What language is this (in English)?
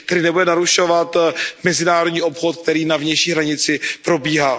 Czech